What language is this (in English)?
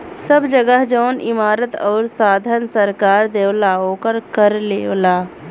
Bhojpuri